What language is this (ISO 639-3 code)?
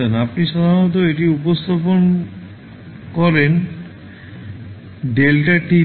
ben